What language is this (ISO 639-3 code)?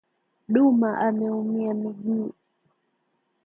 swa